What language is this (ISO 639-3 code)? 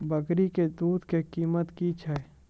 mai